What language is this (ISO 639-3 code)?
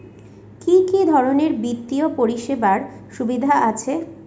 ben